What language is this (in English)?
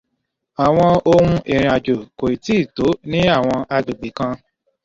Yoruba